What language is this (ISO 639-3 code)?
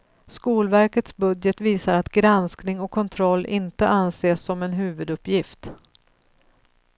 swe